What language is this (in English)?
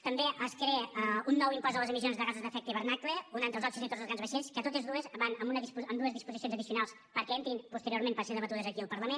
Catalan